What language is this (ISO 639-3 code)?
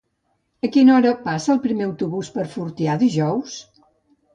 cat